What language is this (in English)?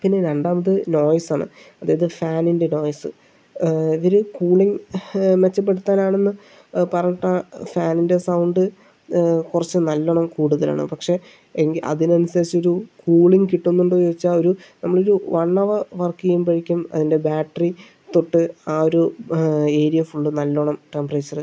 Malayalam